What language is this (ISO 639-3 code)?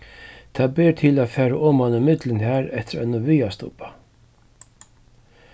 fao